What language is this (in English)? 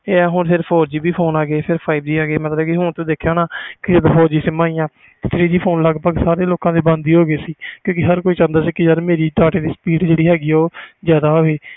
Punjabi